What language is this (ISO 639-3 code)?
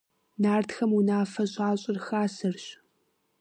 kbd